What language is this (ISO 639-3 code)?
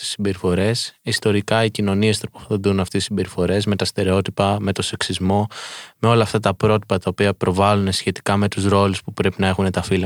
ell